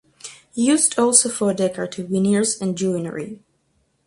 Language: English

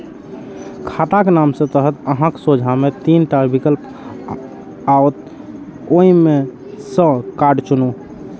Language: Maithili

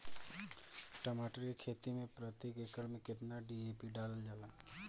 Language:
Bhojpuri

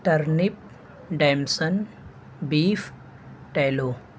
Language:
Urdu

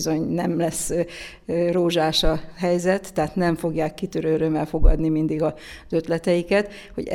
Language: Hungarian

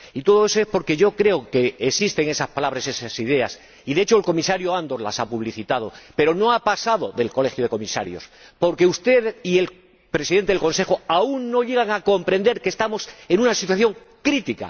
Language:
Spanish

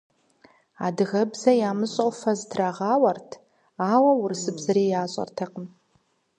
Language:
Kabardian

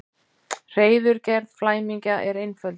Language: Icelandic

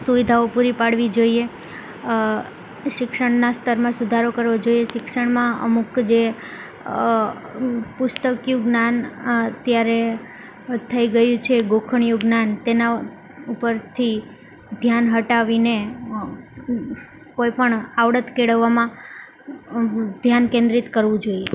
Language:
Gujarati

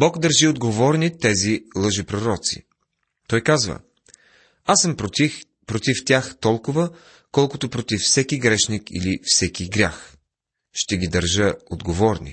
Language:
Bulgarian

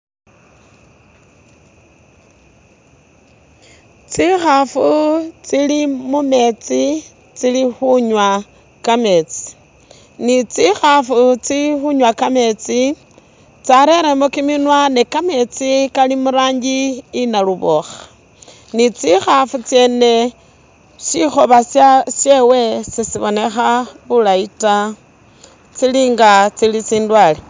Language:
Masaaba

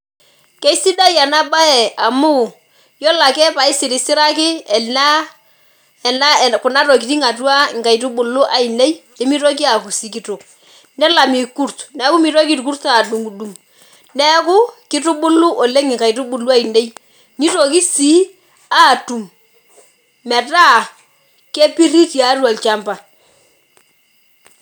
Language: Masai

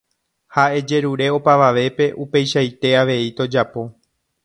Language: Guarani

